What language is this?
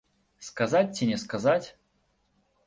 Belarusian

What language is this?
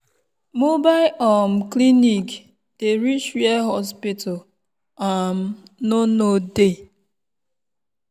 Nigerian Pidgin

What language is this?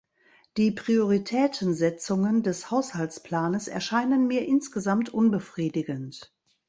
German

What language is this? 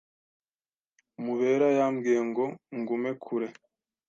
Kinyarwanda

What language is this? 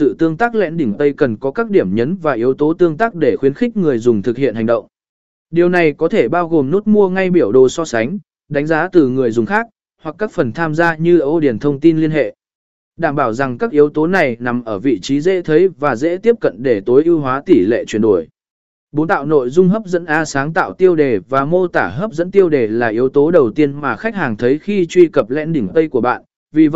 Vietnamese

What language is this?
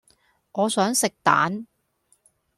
Cantonese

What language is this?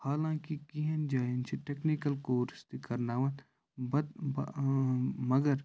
Kashmiri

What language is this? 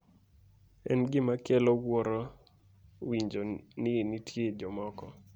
Luo (Kenya and Tanzania)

